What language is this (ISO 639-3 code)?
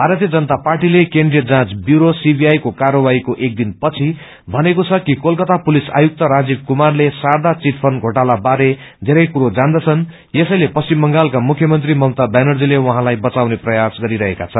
nep